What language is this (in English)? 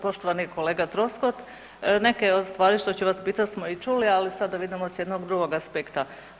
Croatian